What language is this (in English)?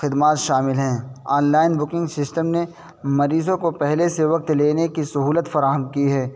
Urdu